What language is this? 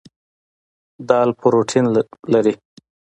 Pashto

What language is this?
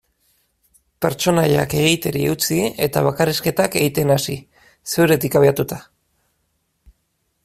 Basque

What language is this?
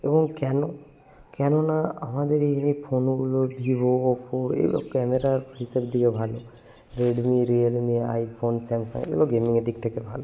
Bangla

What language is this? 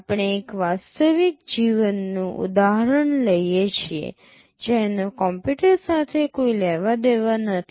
Gujarati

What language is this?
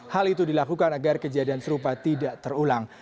Indonesian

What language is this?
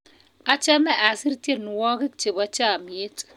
Kalenjin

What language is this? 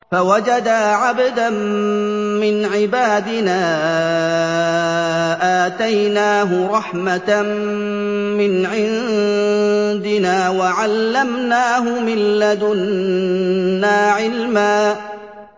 Arabic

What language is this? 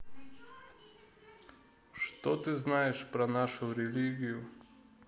Russian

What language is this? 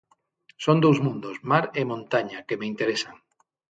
Galician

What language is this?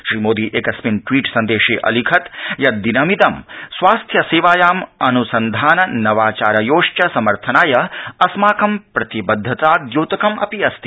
Sanskrit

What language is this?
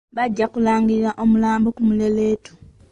Ganda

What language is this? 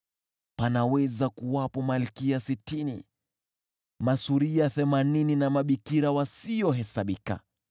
Swahili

